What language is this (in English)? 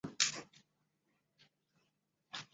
Chinese